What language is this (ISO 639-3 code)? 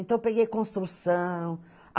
por